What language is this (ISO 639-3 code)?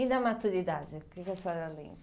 por